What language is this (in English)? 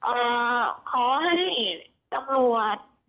Thai